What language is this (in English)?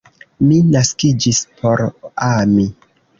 Esperanto